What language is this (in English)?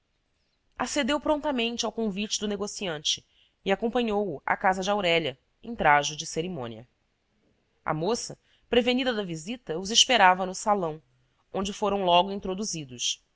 Portuguese